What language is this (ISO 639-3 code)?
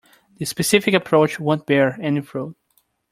eng